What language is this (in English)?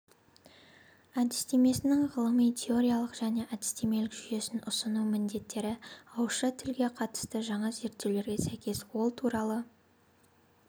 Kazakh